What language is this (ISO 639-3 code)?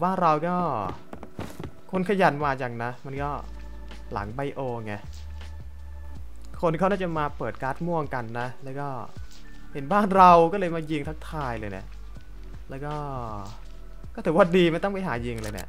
tha